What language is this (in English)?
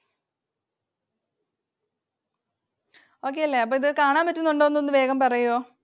Malayalam